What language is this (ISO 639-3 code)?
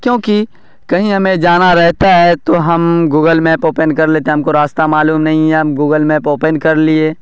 urd